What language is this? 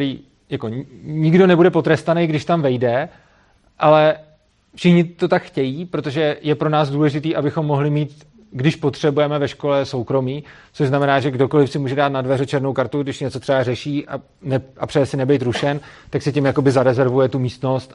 Czech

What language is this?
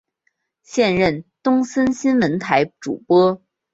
Chinese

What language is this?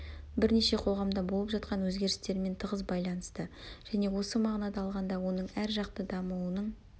Kazakh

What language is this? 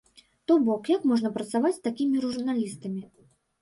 Belarusian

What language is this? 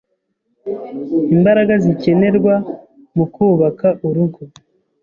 Kinyarwanda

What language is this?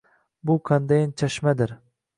Uzbek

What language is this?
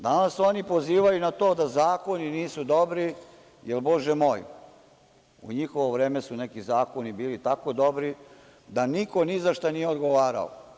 Serbian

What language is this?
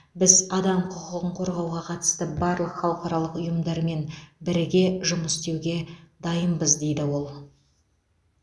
Kazakh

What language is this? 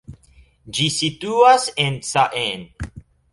Esperanto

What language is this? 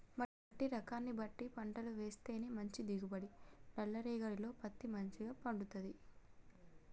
Telugu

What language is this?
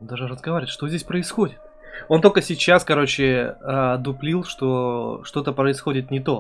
Russian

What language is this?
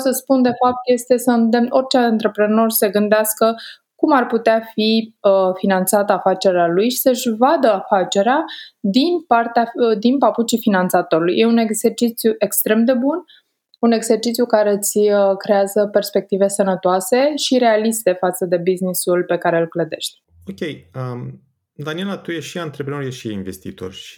Romanian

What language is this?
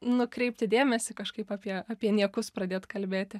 Lithuanian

